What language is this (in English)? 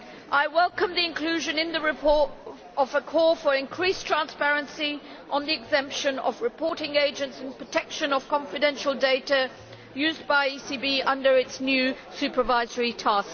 English